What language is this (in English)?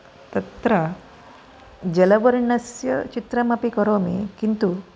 Sanskrit